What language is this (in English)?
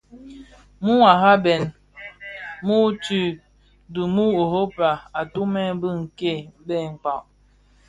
Bafia